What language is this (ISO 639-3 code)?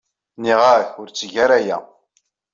kab